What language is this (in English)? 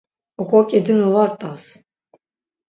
Laz